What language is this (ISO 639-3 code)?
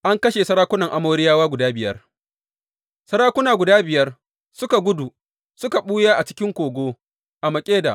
hau